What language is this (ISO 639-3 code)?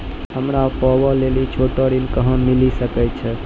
mai